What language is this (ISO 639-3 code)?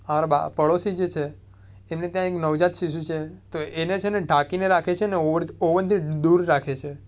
guj